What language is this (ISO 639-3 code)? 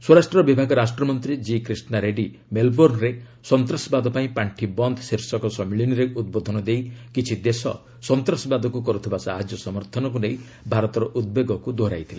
ori